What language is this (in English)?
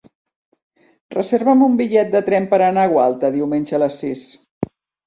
Catalan